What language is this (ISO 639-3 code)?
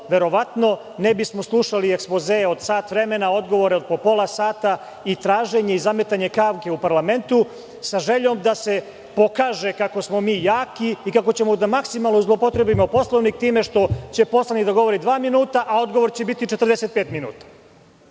srp